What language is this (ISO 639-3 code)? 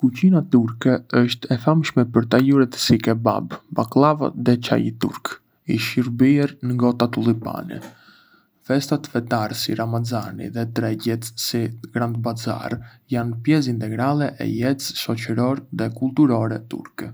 aae